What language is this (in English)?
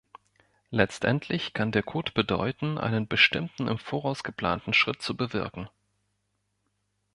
German